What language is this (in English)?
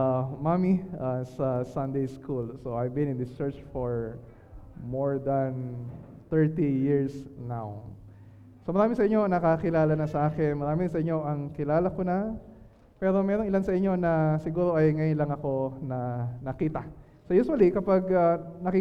Filipino